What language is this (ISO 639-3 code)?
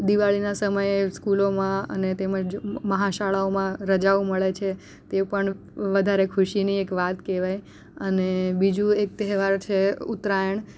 guj